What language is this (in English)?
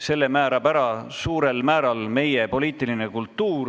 Estonian